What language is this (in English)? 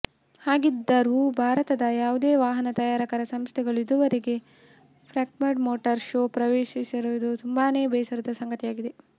Kannada